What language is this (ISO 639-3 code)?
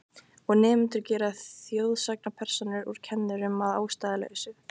isl